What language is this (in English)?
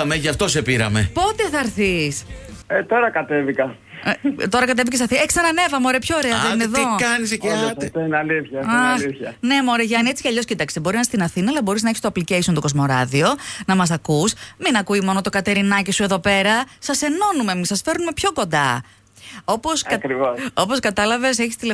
Greek